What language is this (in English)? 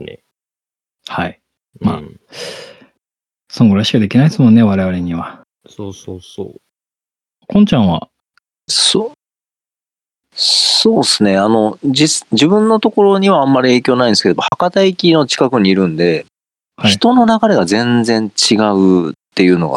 Japanese